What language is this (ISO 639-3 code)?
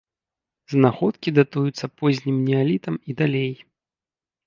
bel